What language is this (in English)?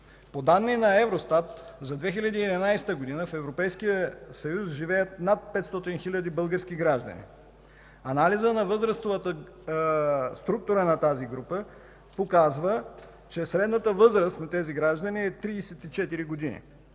Bulgarian